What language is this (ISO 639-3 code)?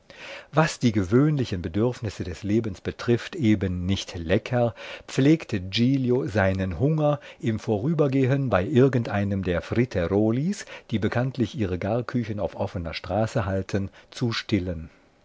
deu